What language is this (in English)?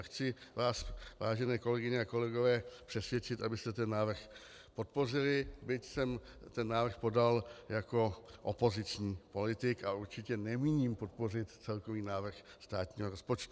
Czech